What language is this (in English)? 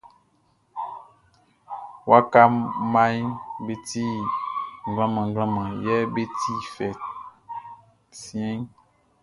Baoulé